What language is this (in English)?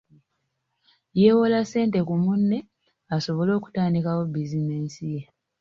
Ganda